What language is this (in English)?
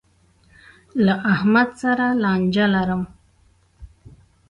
Pashto